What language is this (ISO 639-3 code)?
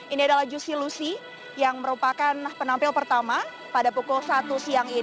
ind